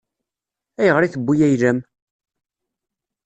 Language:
Kabyle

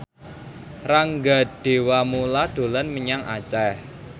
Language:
Javanese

